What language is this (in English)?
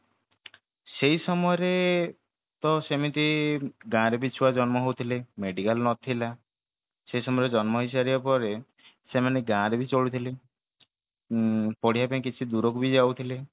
Odia